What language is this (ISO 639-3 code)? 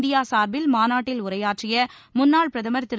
tam